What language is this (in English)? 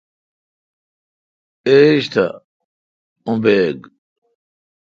Kalkoti